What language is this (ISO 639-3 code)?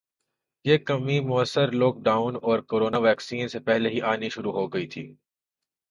urd